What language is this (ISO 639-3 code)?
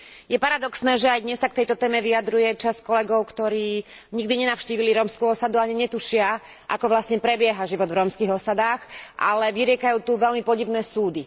slk